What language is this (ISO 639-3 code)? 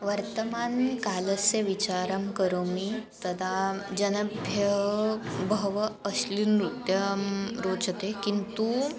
san